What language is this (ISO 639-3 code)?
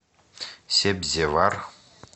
rus